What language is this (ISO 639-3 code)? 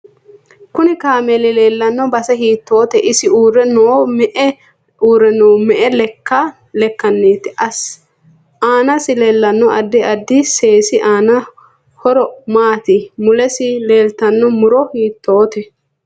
sid